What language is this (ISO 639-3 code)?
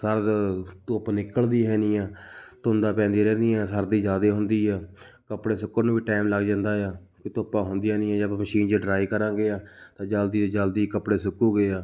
pan